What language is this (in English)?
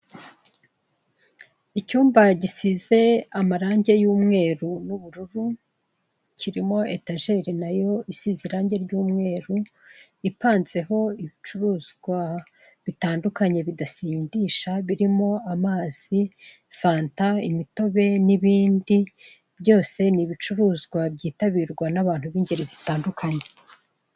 Kinyarwanda